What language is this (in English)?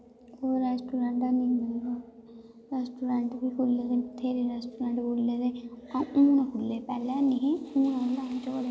Dogri